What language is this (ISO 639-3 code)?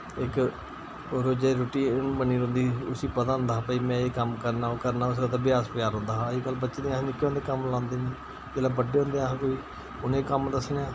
doi